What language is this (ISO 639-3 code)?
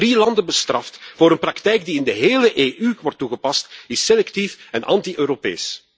nld